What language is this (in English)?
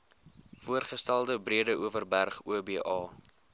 Afrikaans